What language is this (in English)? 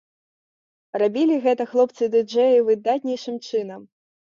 Belarusian